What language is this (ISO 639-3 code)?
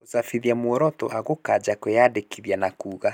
kik